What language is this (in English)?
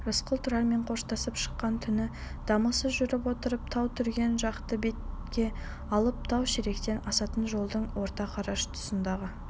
Kazakh